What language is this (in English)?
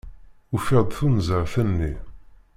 Kabyle